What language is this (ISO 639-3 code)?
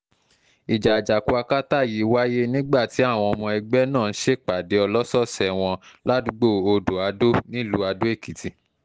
yor